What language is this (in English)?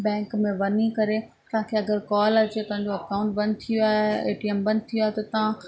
Sindhi